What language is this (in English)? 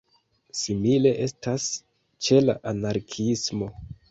Esperanto